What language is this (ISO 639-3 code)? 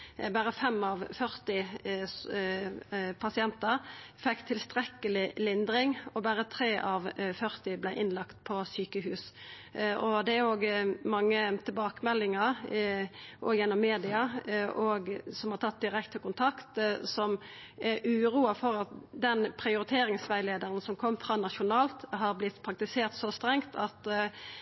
nno